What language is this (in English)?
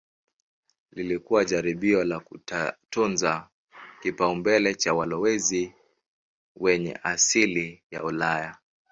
Swahili